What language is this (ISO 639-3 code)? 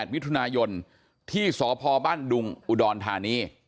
tha